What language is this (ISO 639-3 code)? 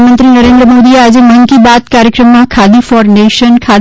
guj